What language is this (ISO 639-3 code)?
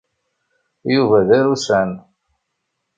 kab